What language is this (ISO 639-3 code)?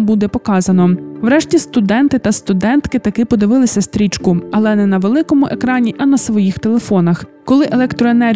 ukr